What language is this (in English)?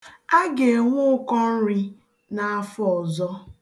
Igbo